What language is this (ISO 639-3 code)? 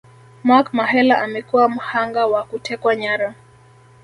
swa